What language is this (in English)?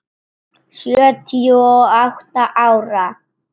Icelandic